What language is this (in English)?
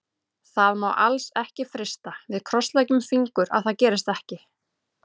Icelandic